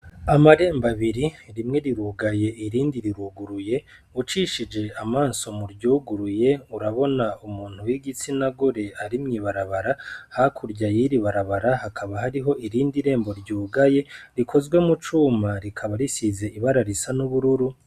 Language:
Rundi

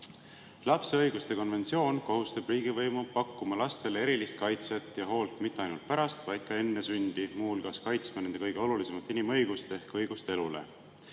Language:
Estonian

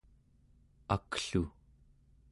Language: Central Yupik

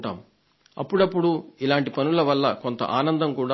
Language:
Telugu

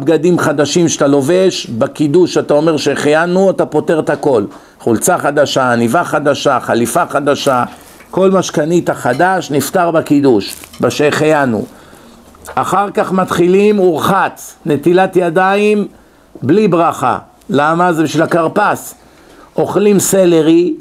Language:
Hebrew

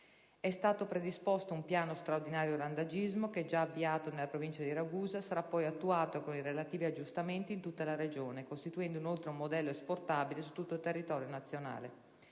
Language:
Italian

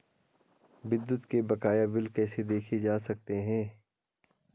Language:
Hindi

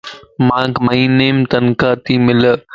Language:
Lasi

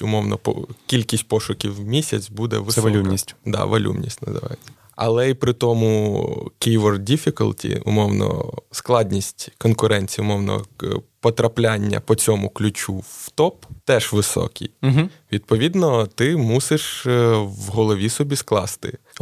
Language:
Ukrainian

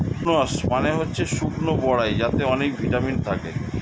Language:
Bangla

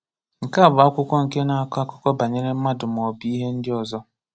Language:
Igbo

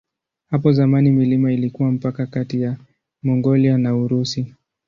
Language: Swahili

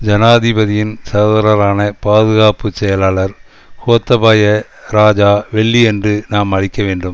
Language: Tamil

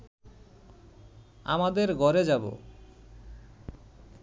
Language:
Bangla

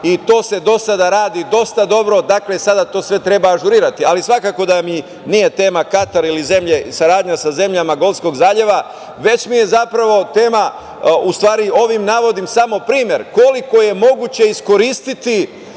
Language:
Serbian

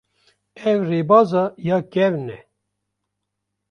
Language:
Kurdish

